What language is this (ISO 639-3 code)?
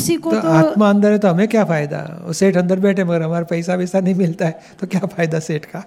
hin